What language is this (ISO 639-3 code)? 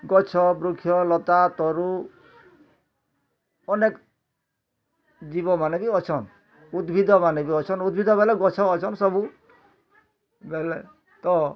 ori